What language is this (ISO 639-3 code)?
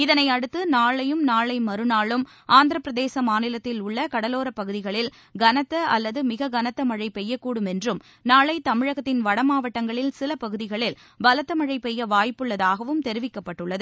tam